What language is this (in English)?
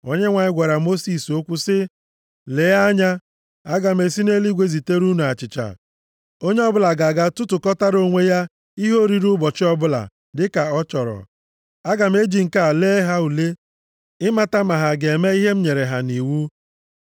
Igbo